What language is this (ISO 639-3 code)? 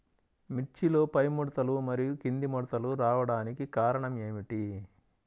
tel